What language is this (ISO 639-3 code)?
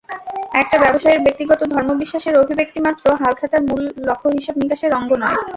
ben